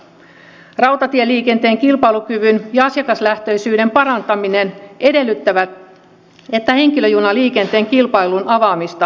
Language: Finnish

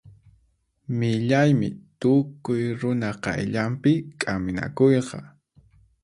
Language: Puno Quechua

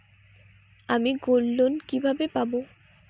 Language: Bangla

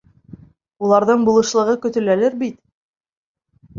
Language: Bashkir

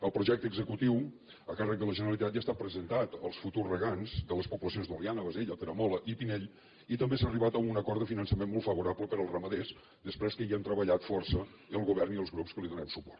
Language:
Catalan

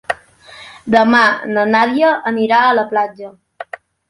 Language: Catalan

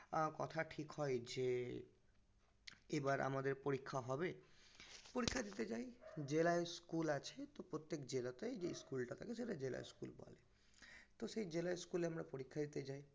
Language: Bangla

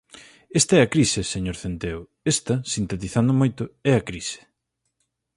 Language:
Galician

